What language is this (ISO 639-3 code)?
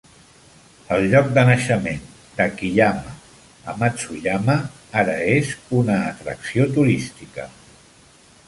cat